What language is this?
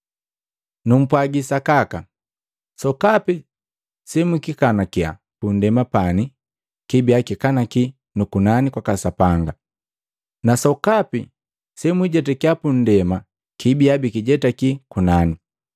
Matengo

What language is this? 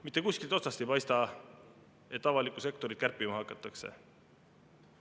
Estonian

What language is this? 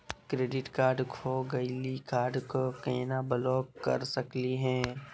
Magahi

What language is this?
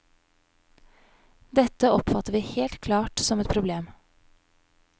Norwegian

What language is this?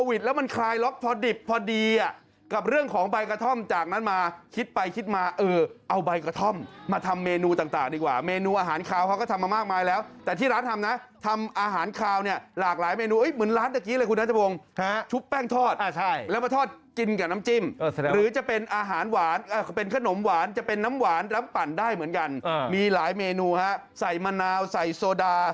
Thai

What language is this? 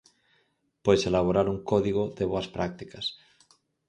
Galician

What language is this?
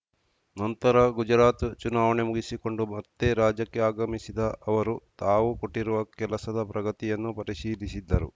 Kannada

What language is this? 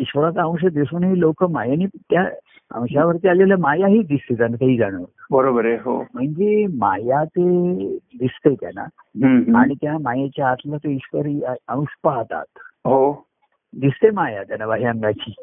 Marathi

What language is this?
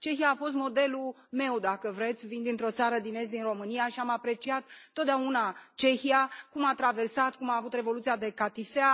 Romanian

